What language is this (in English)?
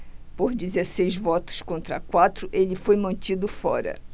Portuguese